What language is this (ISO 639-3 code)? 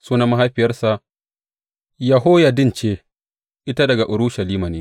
hau